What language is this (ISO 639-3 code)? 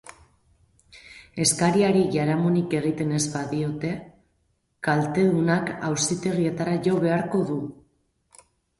eus